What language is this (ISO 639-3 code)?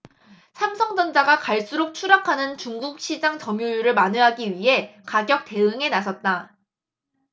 kor